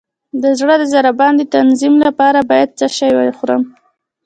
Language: Pashto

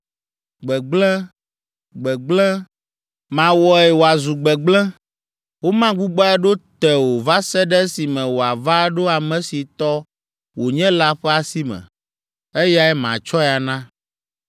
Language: Ewe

